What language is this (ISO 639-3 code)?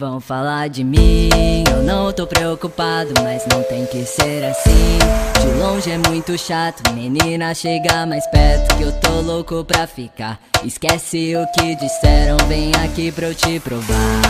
por